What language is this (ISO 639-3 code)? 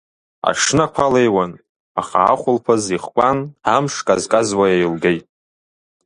abk